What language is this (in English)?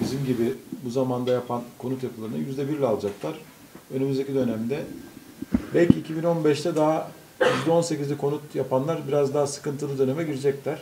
Turkish